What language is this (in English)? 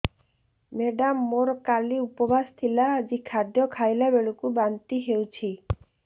Odia